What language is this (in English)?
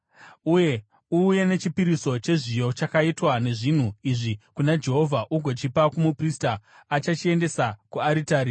Shona